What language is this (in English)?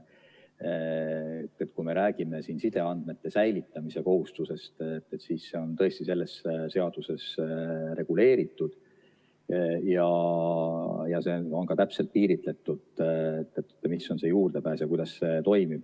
Estonian